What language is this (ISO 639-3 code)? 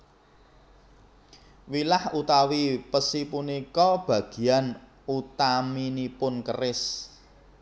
jav